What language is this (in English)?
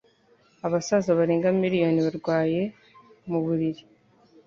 Kinyarwanda